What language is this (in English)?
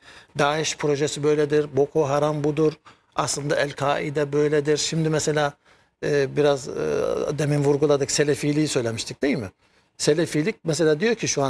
Turkish